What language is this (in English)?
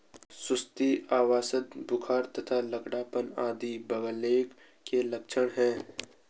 Hindi